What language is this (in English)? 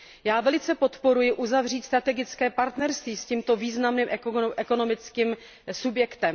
Czech